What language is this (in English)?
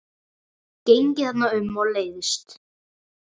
Icelandic